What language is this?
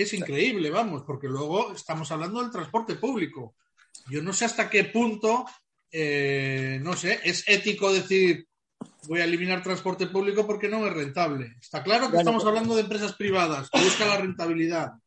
Spanish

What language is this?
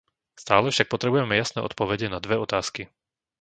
Slovak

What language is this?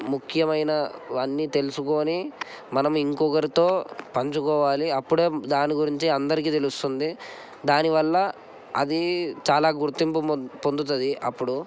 Telugu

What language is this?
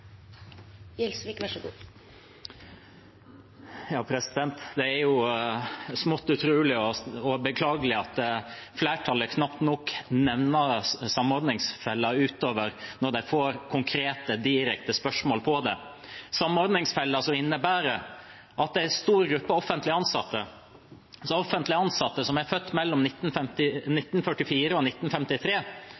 Norwegian Bokmål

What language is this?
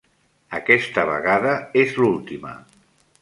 Catalan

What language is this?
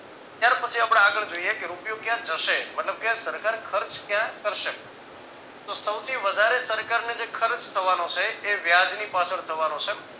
Gujarati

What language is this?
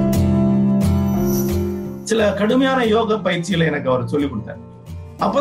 Tamil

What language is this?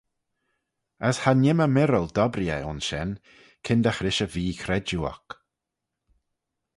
Manx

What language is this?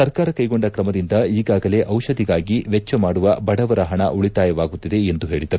Kannada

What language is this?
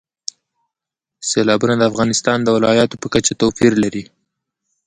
Pashto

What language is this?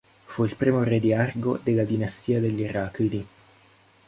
Italian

